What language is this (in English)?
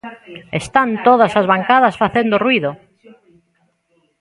Galician